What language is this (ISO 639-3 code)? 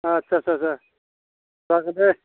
brx